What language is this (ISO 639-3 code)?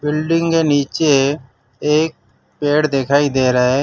hin